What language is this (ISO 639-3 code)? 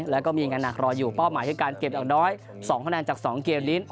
tha